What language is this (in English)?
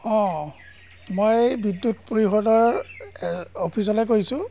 Assamese